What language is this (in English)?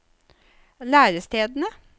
Norwegian